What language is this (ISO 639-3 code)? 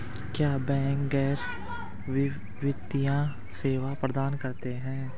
hin